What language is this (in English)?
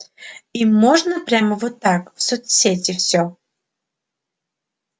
Russian